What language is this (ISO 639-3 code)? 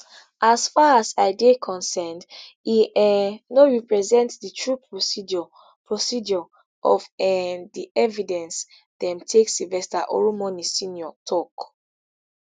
pcm